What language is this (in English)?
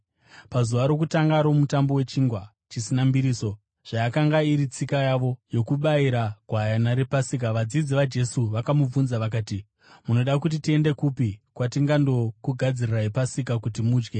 Shona